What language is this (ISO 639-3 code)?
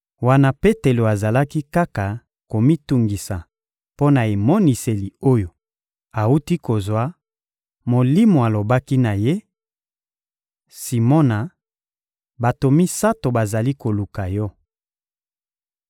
lin